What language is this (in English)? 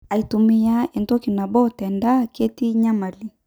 Masai